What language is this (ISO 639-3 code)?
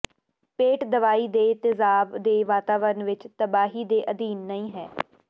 pan